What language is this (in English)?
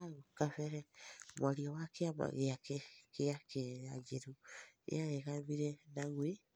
Kikuyu